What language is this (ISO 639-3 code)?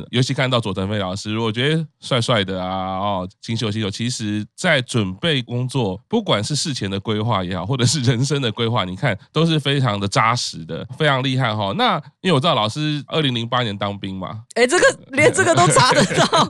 zho